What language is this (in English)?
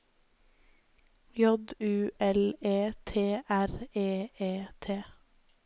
Norwegian